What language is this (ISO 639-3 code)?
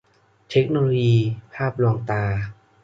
tha